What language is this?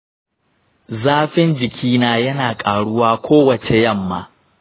Hausa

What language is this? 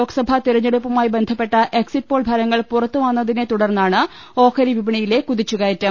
Malayalam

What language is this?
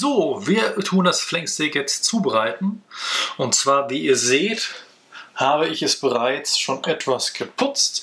German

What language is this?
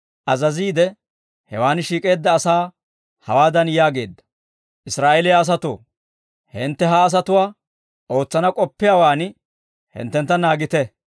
Dawro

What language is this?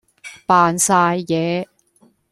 Cantonese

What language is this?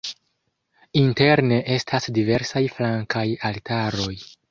Esperanto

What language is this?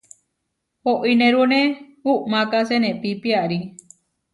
Huarijio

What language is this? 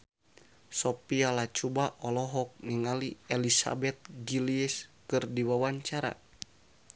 Sundanese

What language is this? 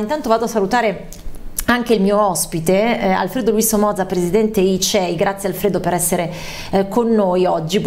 Italian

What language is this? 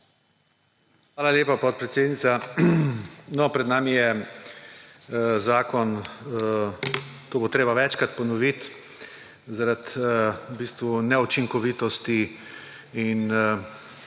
Slovenian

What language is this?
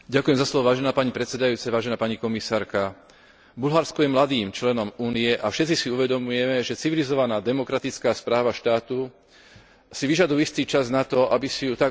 Slovak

